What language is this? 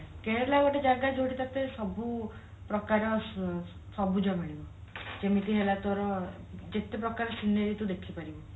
Odia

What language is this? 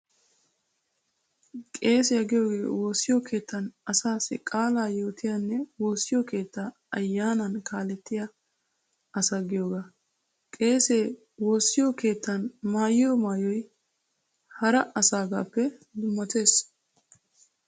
Wolaytta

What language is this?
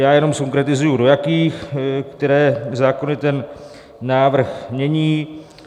Czech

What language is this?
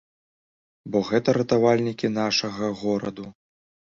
Belarusian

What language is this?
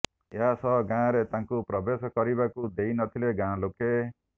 Odia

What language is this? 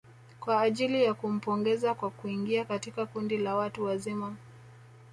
Swahili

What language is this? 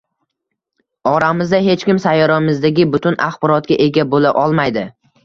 Uzbek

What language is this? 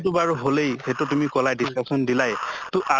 Assamese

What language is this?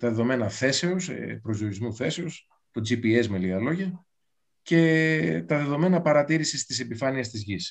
Greek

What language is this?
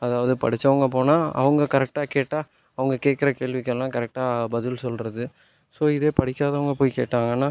Tamil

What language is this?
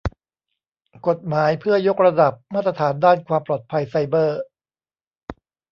Thai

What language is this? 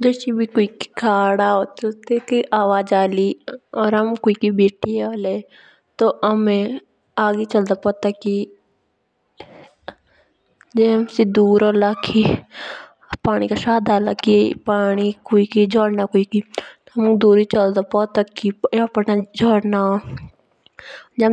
Jaunsari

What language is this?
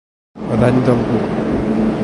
Catalan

